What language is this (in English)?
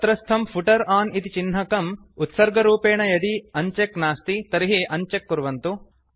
Sanskrit